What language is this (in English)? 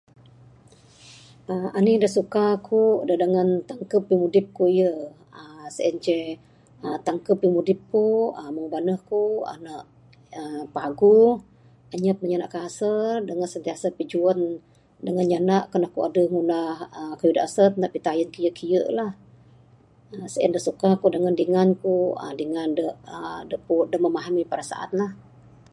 Bukar-Sadung Bidayuh